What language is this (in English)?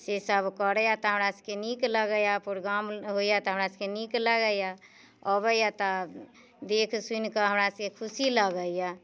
Maithili